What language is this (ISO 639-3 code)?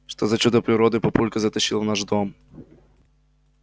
rus